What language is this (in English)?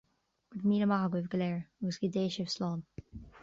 Irish